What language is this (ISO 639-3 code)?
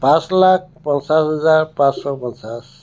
asm